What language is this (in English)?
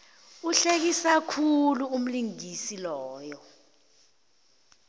South Ndebele